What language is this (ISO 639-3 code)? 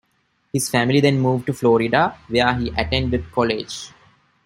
eng